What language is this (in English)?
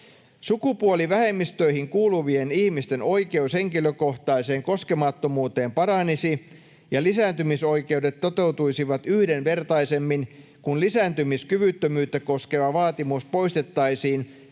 Finnish